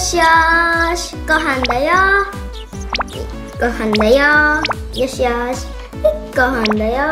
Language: Japanese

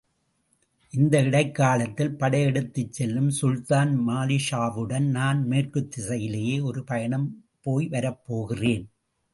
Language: Tamil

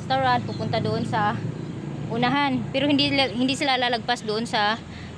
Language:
Filipino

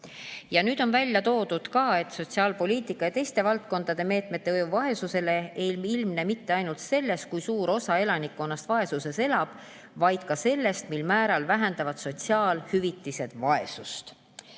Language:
Estonian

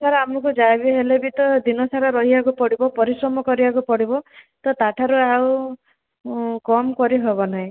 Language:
Odia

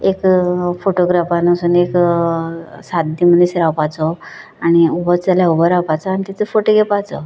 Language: Konkani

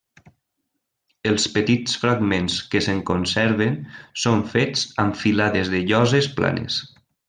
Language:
Catalan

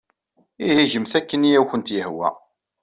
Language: Kabyle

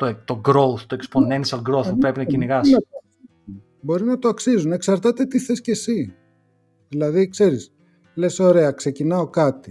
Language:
Greek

